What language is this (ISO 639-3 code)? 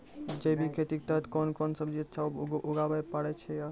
mai